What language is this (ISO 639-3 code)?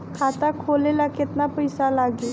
bho